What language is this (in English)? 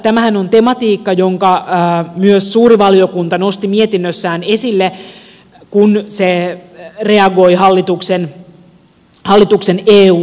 Finnish